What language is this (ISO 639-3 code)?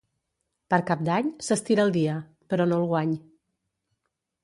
cat